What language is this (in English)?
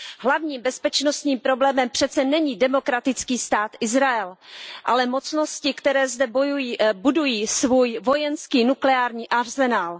Czech